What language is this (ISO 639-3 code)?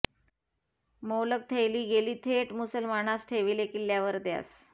mar